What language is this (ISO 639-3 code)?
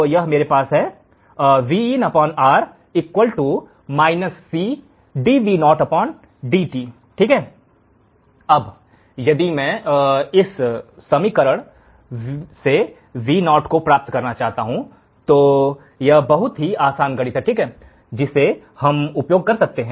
hin